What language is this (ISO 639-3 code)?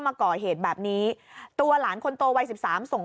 tha